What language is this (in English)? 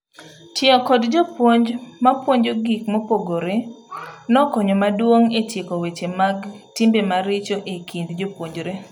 Luo (Kenya and Tanzania)